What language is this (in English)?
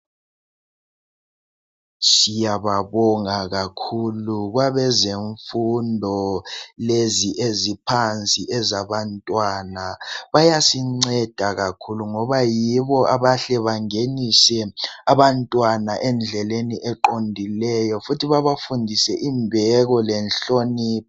North Ndebele